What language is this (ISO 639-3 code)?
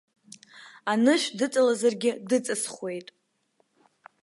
abk